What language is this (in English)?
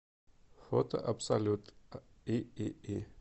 Russian